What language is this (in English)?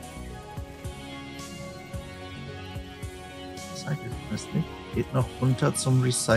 German